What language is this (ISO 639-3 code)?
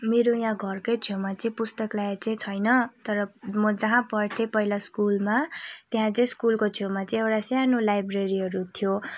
nep